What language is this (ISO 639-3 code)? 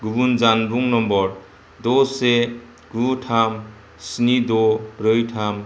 brx